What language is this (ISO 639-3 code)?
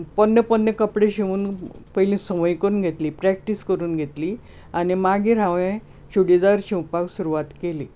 kok